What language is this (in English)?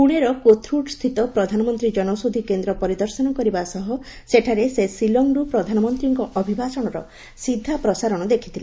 Odia